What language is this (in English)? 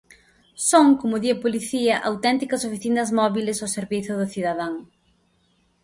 Galician